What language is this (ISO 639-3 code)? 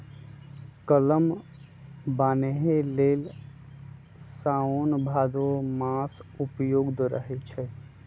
mag